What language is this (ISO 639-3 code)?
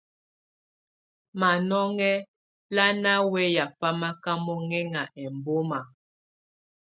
tvu